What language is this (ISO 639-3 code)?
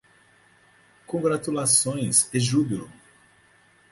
por